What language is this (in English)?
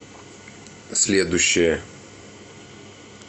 Russian